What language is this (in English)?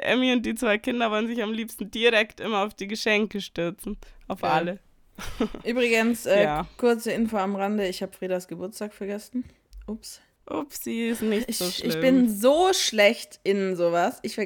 German